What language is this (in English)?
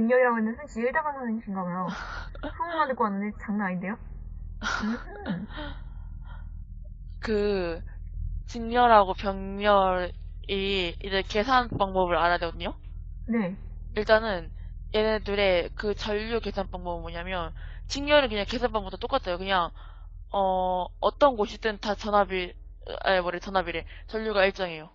Korean